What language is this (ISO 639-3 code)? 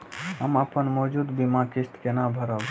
mai